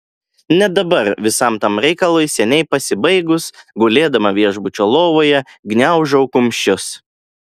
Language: Lithuanian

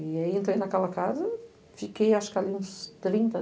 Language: Portuguese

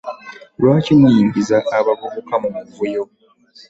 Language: Ganda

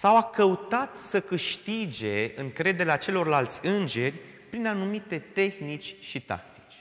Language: Romanian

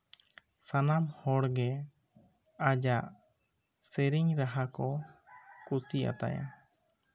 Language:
Santali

